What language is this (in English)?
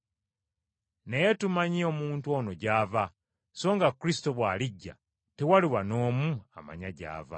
Ganda